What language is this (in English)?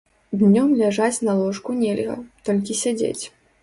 Belarusian